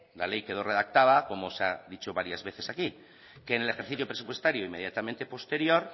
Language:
Spanish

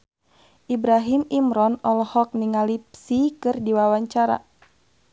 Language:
Sundanese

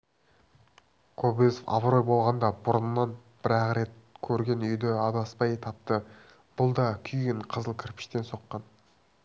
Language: Kazakh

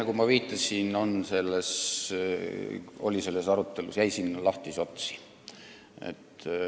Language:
Estonian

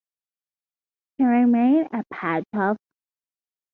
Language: English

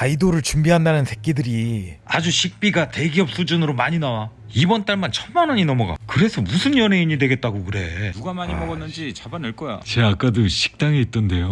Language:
Korean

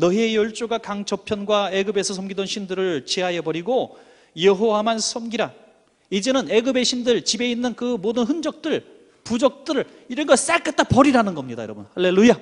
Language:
Korean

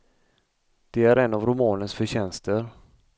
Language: Swedish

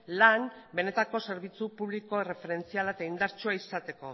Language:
Basque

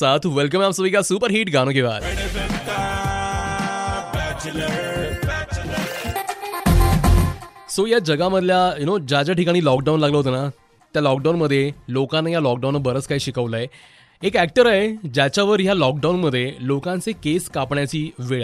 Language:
Hindi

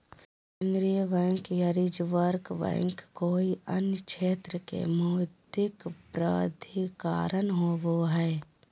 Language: Magahi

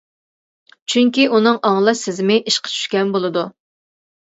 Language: Uyghur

